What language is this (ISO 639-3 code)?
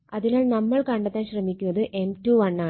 mal